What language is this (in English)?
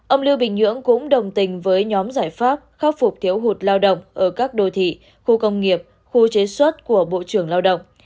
Vietnamese